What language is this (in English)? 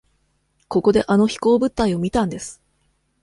Japanese